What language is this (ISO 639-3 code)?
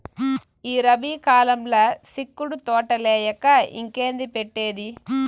tel